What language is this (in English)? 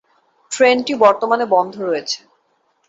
Bangla